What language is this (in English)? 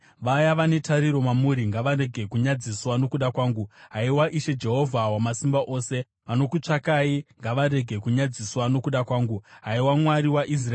Shona